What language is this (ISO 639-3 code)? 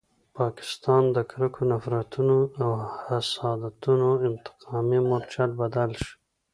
pus